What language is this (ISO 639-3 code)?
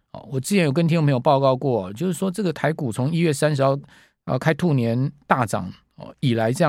zho